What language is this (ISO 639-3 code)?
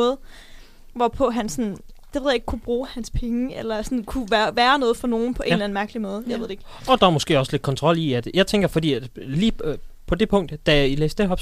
dan